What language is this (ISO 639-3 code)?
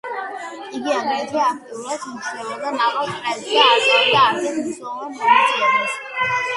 kat